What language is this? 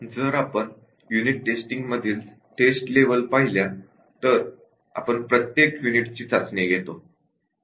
Marathi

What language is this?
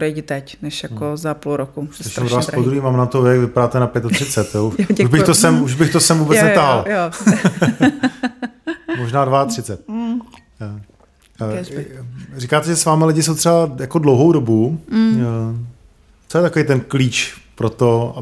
Czech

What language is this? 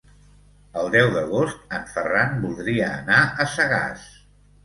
Catalan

